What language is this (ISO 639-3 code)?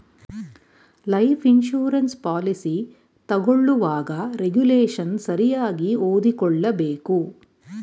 kan